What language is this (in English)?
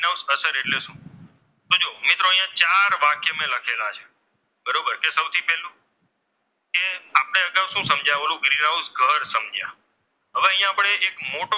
Gujarati